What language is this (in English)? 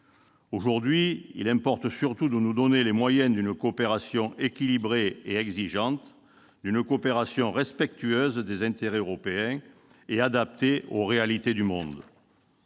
French